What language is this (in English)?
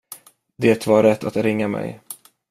Swedish